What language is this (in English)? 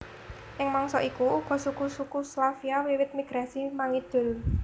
Javanese